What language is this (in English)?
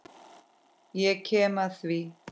Icelandic